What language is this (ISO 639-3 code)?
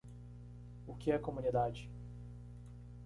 por